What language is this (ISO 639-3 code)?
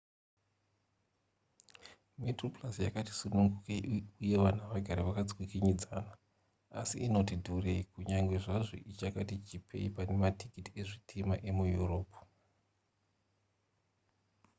sna